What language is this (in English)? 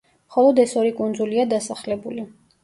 Georgian